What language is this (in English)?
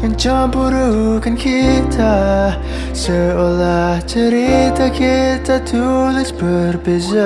Indonesian